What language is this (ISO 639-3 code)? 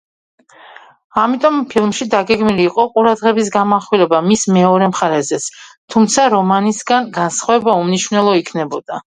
kat